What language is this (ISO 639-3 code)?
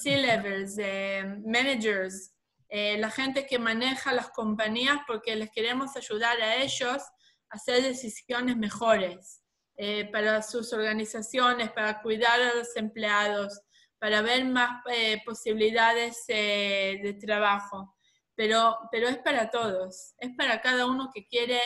spa